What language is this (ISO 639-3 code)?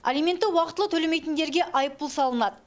kaz